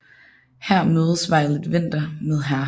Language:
Danish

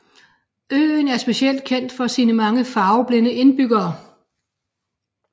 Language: Danish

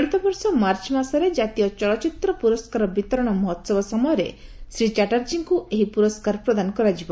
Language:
Odia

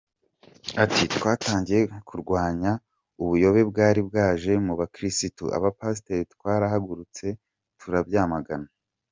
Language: Kinyarwanda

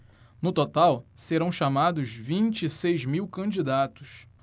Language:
Portuguese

